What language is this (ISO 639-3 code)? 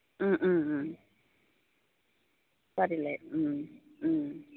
brx